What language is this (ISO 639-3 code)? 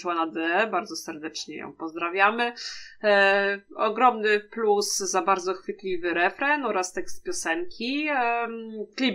pol